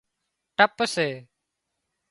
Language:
Wadiyara Koli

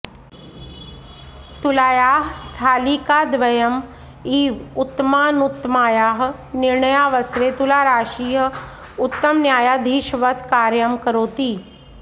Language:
Sanskrit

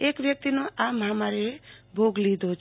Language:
Gujarati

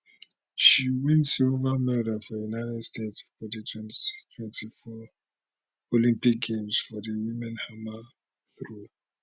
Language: Nigerian Pidgin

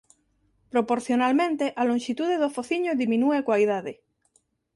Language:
Galician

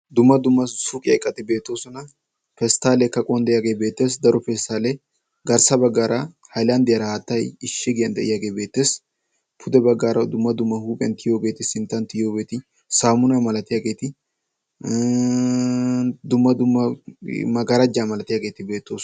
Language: Wolaytta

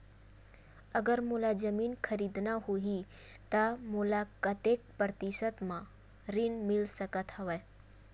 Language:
Chhattisgarhi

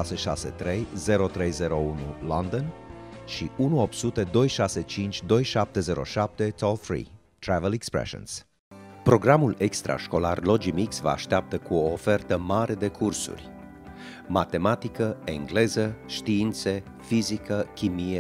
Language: Romanian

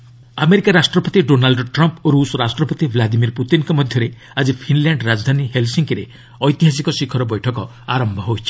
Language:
Odia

